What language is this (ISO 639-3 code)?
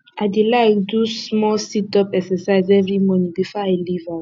pcm